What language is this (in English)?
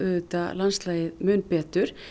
Icelandic